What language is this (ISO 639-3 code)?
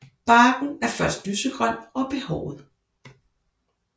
dan